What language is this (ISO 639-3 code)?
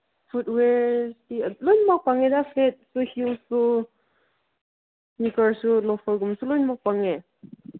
mni